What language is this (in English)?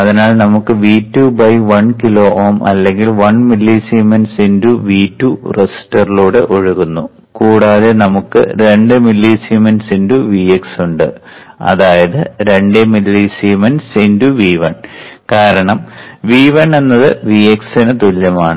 Malayalam